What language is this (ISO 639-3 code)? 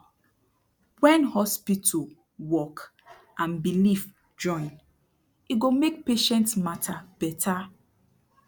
pcm